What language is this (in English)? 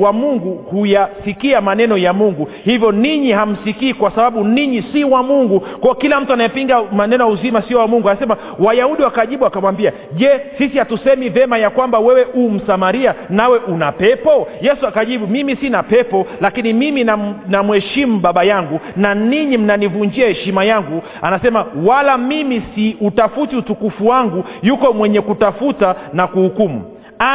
Swahili